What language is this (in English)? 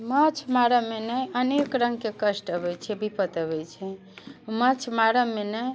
Maithili